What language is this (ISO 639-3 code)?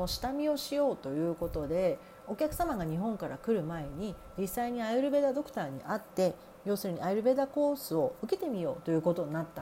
jpn